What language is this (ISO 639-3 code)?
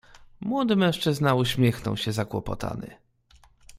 pol